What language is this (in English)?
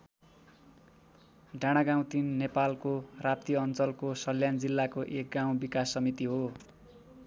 Nepali